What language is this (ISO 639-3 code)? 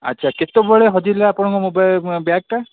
ori